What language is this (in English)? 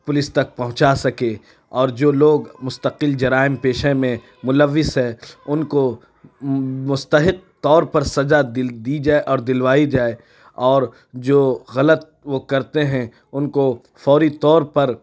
Urdu